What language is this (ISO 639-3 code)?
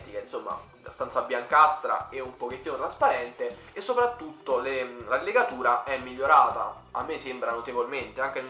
ita